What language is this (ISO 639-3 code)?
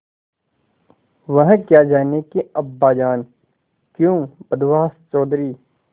hin